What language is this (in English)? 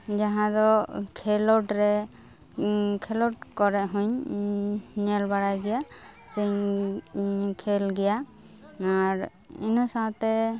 Santali